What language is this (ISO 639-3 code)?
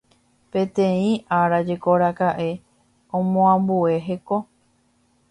grn